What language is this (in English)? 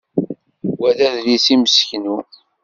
Kabyle